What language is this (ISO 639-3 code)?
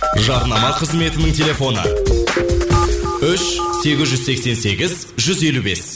kaz